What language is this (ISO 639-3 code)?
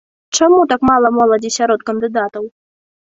bel